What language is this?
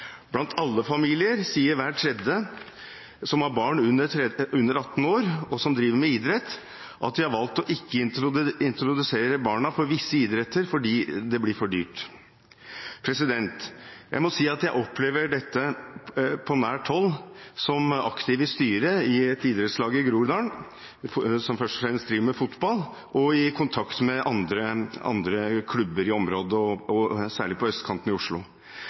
Norwegian Bokmål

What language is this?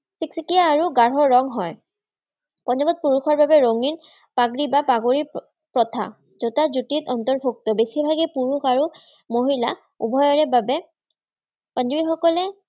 Assamese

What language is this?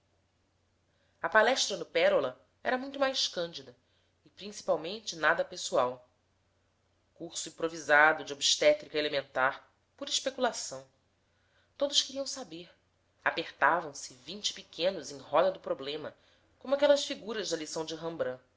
Portuguese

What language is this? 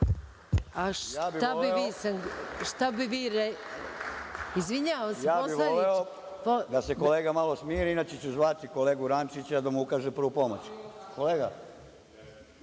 Serbian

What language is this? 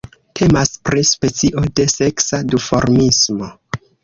Esperanto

